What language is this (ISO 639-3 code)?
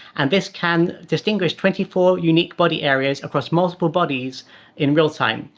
eng